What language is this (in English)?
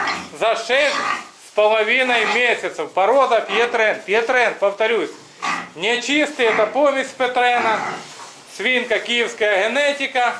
Russian